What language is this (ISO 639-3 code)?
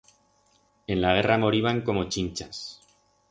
arg